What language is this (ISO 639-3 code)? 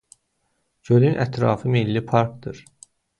aze